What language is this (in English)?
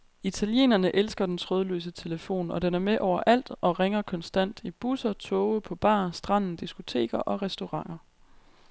Danish